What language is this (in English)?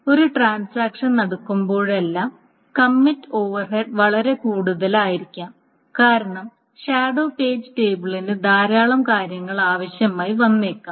Malayalam